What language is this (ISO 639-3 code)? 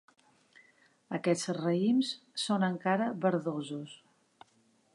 cat